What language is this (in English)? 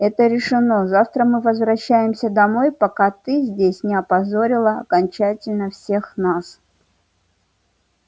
Russian